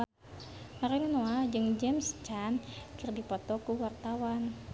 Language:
Sundanese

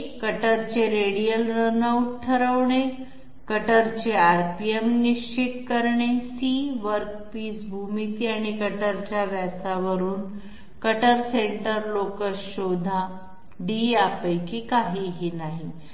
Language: Marathi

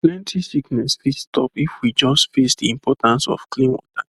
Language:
Nigerian Pidgin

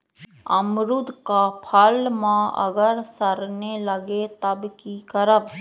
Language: Magahi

